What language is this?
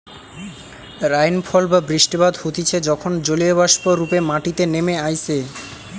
Bangla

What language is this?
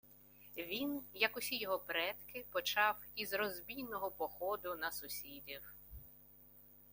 Ukrainian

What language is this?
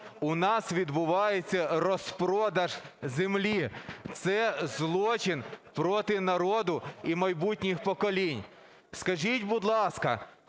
Ukrainian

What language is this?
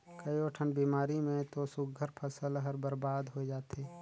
Chhattisgarhi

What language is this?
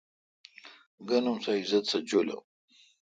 Kalkoti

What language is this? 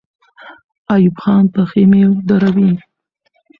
Pashto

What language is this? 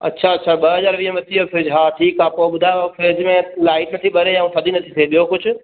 Sindhi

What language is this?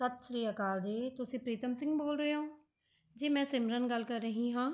Punjabi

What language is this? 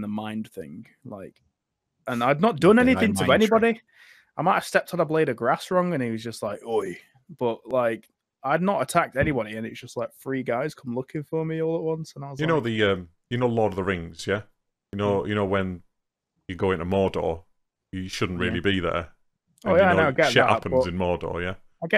English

